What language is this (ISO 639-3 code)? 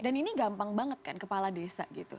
ind